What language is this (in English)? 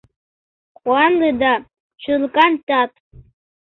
Mari